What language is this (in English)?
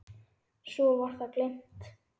Icelandic